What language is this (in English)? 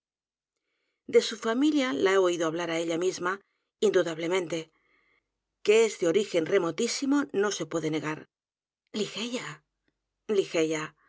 Spanish